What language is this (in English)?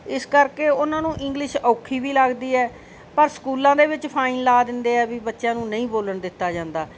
Punjabi